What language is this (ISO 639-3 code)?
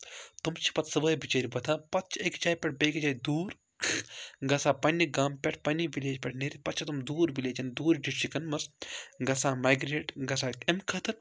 kas